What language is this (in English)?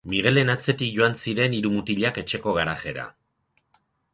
Basque